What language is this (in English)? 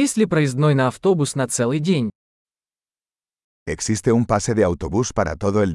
Russian